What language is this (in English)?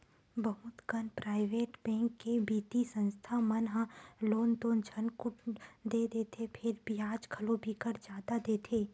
Chhattisgarhi